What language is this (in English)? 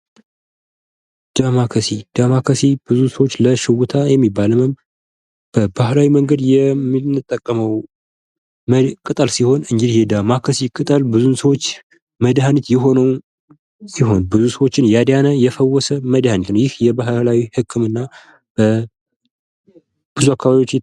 Amharic